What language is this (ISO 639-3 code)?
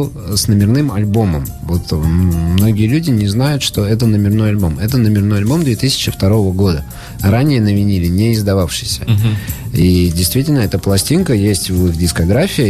rus